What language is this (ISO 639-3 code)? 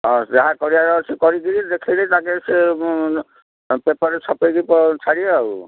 ori